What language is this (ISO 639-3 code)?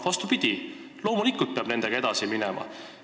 est